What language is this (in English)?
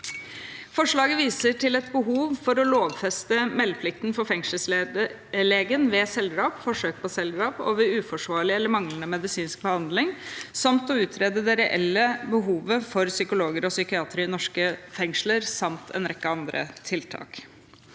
Norwegian